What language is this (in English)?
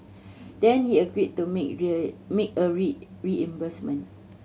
English